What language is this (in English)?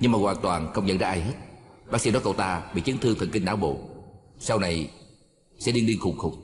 Vietnamese